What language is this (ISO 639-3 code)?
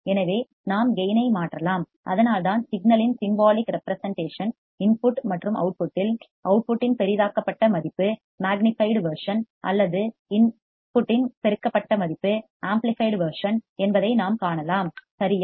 tam